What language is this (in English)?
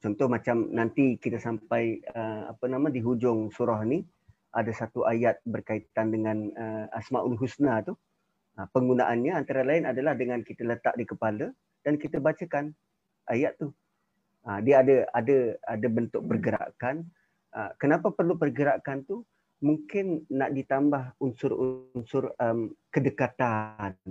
Malay